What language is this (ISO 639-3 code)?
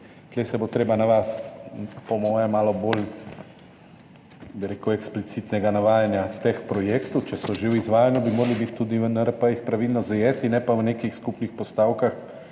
slv